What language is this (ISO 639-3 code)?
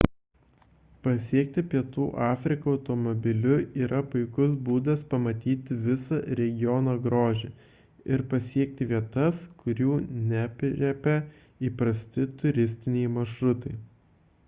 lit